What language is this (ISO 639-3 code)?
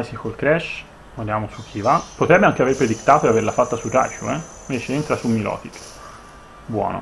ita